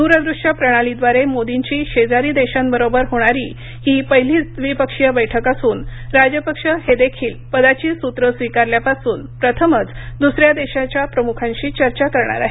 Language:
Marathi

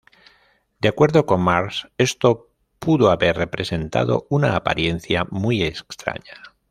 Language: Spanish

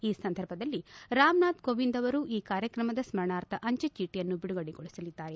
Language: Kannada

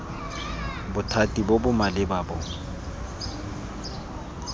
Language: Tswana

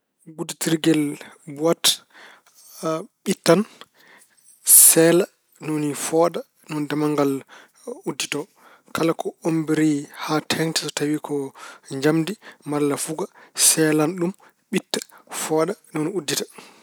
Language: Fula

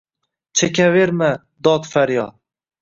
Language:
Uzbek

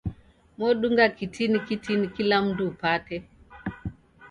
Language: Taita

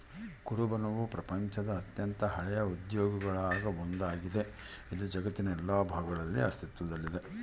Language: Kannada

